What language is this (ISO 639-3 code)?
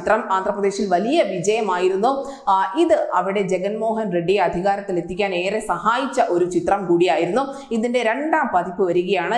ara